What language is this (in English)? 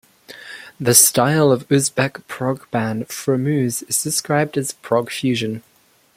English